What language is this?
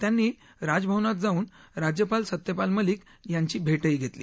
Marathi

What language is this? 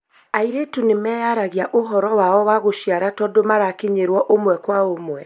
Kikuyu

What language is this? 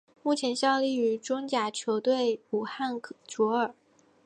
Chinese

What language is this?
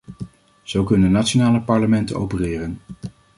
Dutch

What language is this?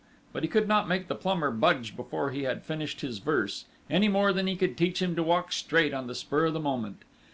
English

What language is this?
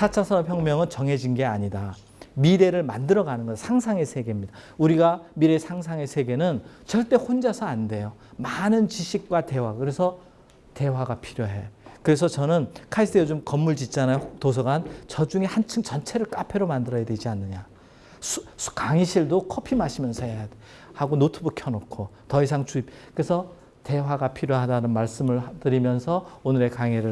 Korean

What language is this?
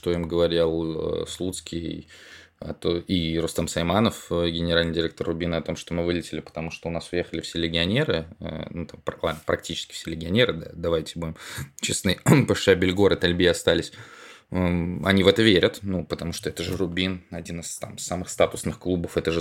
Russian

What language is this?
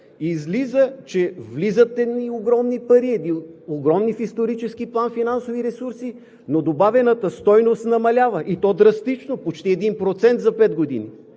Bulgarian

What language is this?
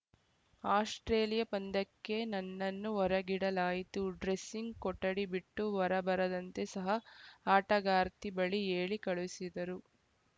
Kannada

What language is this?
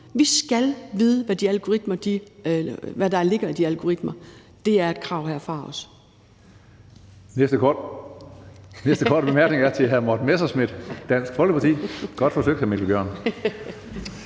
Danish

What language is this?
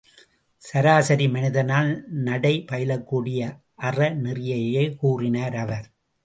Tamil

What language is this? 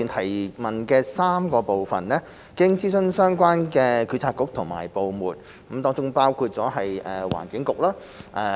Cantonese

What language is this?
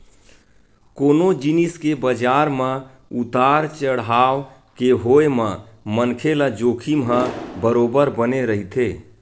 Chhattisgarhi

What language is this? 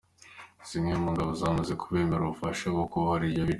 Kinyarwanda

